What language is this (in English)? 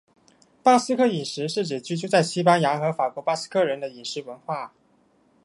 Chinese